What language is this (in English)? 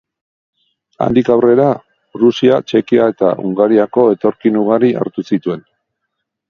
Basque